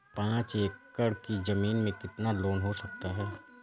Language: Hindi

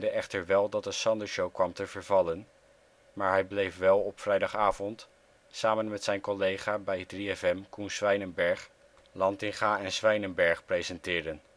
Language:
Dutch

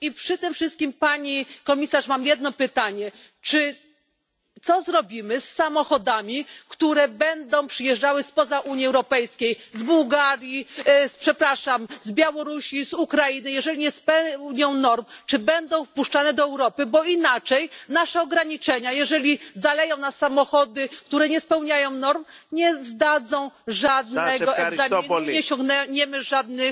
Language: Polish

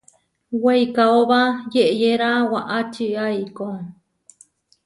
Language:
Huarijio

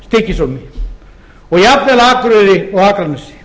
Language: Icelandic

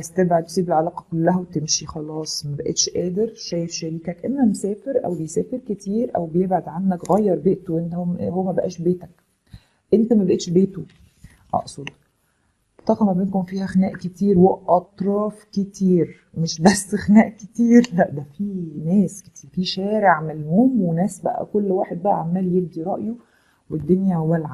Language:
Arabic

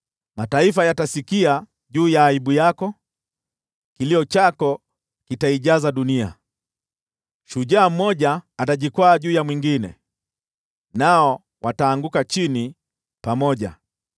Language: Swahili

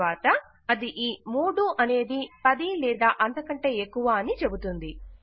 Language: Telugu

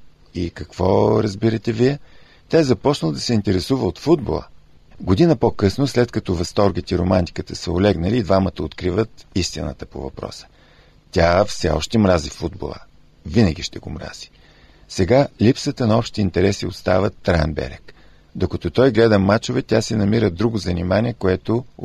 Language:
Bulgarian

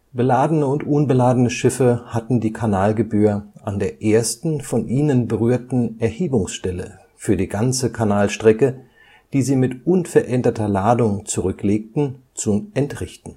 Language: German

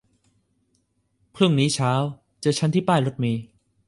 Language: Thai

